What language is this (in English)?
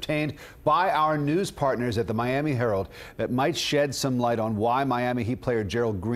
English